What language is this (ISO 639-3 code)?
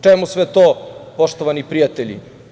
srp